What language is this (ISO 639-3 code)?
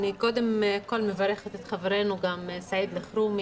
heb